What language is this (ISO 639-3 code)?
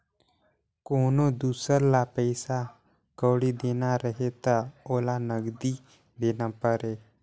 hne